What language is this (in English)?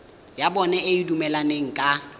Tswana